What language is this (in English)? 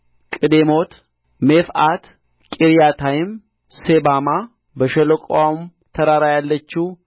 Amharic